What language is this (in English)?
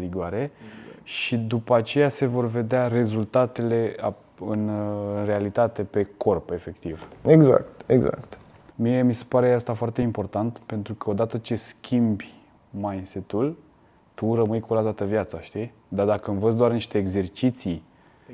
Romanian